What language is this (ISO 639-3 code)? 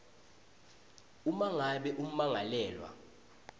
ssw